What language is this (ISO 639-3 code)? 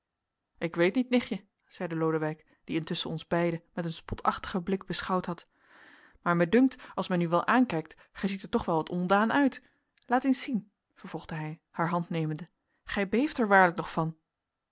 nld